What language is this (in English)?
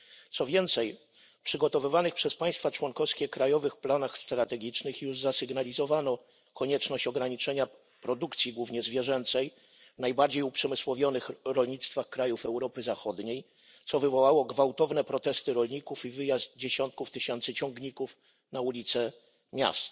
Polish